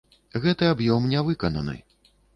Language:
Belarusian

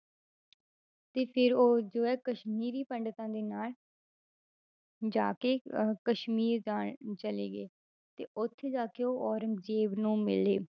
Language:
Punjabi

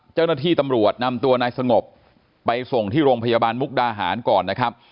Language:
Thai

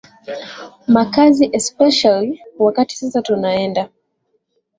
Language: Swahili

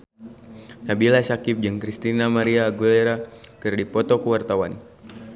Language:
Sundanese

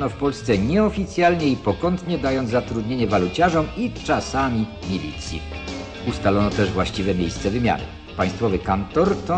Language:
Polish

